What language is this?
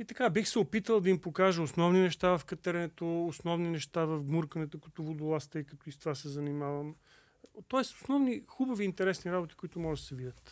Bulgarian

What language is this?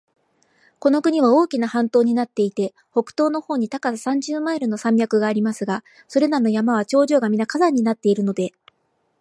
Japanese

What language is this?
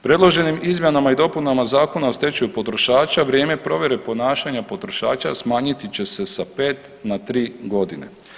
Croatian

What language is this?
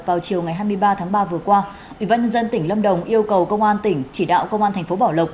Vietnamese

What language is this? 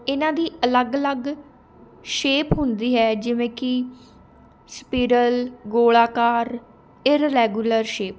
Punjabi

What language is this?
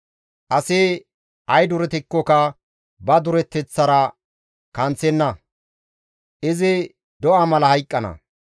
Gamo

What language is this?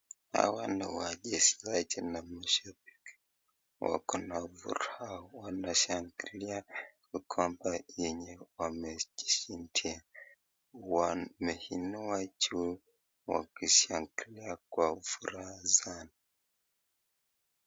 Swahili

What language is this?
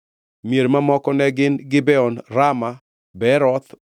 Luo (Kenya and Tanzania)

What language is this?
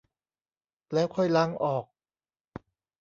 Thai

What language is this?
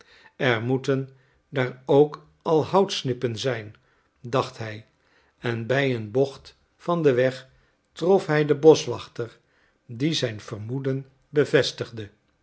Dutch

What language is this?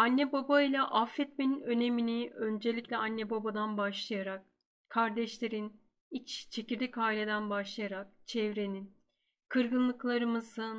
Turkish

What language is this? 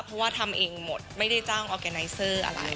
Thai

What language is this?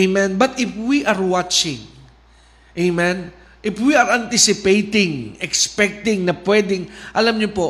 Filipino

